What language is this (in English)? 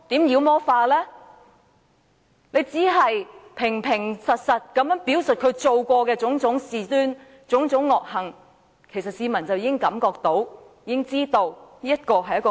Cantonese